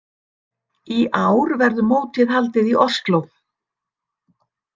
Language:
Icelandic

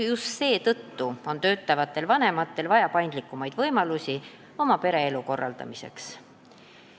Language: Estonian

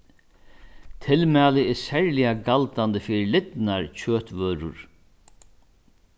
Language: Faroese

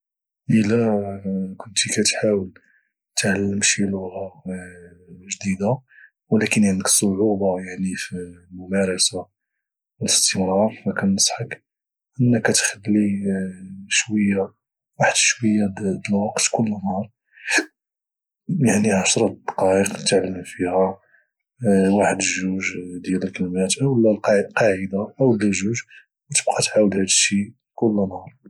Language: Moroccan Arabic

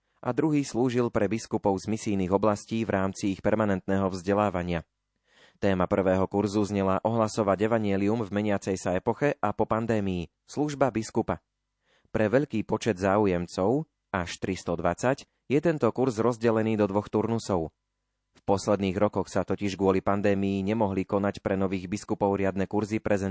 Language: Slovak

